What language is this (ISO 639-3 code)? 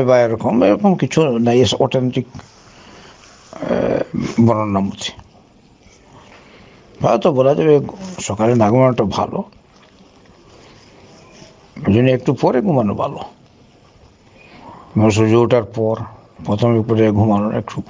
ara